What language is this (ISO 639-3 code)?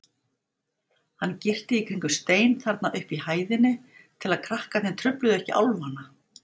isl